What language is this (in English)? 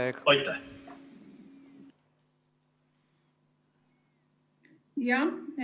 Estonian